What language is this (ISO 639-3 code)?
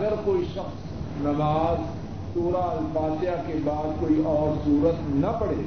urd